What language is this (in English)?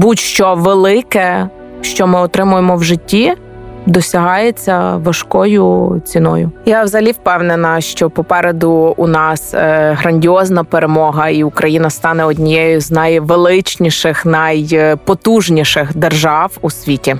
Ukrainian